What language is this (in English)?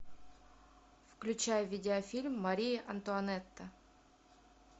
Russian